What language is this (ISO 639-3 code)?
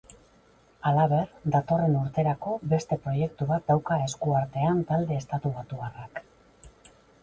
eus